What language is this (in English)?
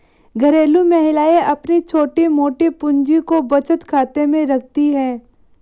Hindi